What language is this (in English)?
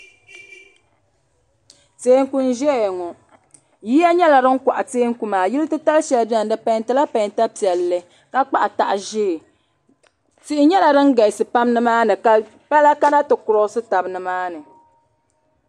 Dagbani